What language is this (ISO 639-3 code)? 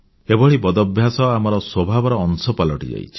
ori